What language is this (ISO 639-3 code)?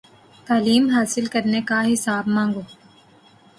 urd